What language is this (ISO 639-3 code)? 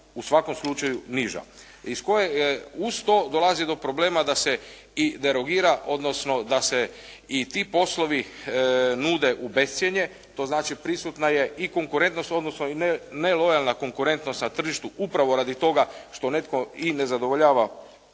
hrv